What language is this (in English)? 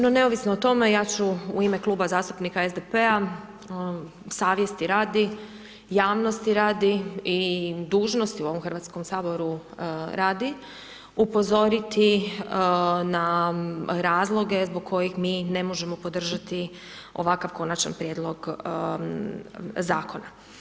Croatian